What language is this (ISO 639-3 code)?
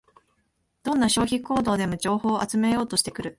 jpn